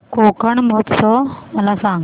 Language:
Marathi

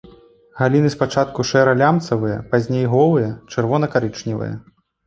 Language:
Belarusian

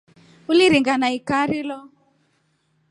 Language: Rombo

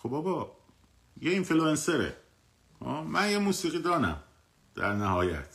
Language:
Persian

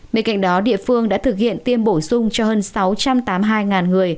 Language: Vietnamese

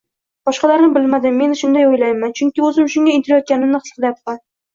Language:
Uzbek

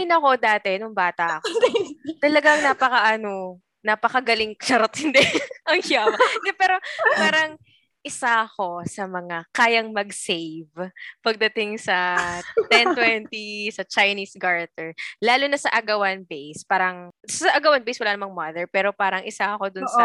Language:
Filipino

